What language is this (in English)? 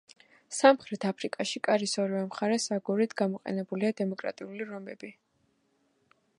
Georgian